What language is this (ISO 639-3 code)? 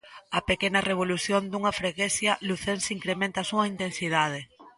glg